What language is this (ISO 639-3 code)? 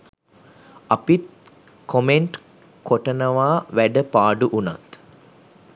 sin